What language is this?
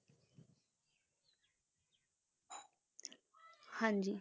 Punjabi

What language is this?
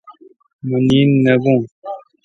Kalkoti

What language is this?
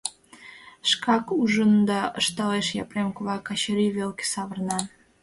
Mari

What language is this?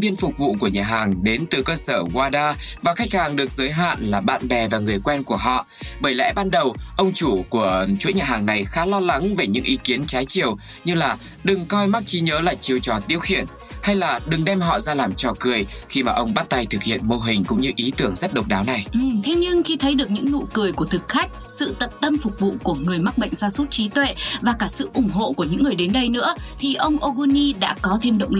Vietnamese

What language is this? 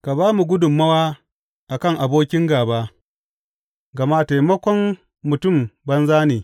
Hausa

